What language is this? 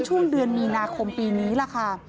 Thai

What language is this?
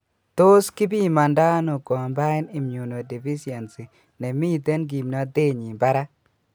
Kalenjin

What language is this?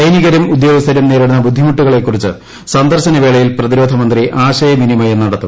Malayalam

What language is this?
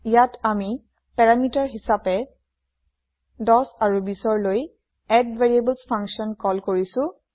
Assamese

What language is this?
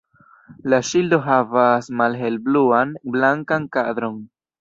Esperanto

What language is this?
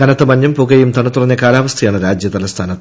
Malayalam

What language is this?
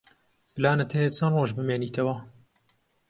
Central Kurdish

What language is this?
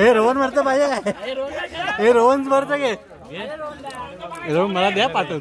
Indonesian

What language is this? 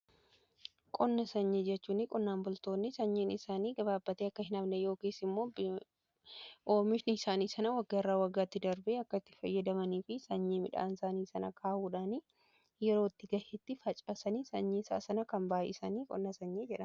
Oromo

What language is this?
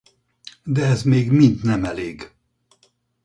Hungarian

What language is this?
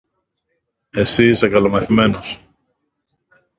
Greek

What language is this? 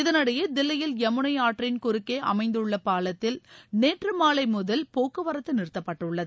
Tamil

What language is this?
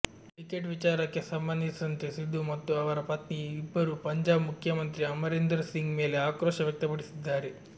Kannada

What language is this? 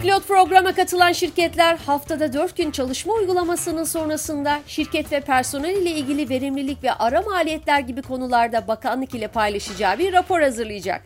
Turkish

